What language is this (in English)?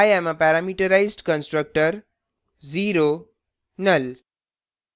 Hindi